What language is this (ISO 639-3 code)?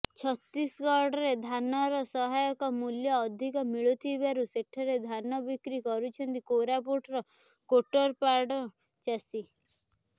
ori